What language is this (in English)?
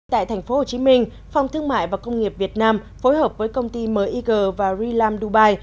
Vietnamese